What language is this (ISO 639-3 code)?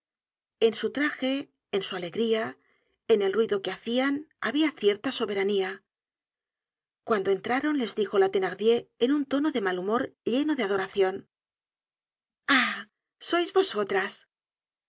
spa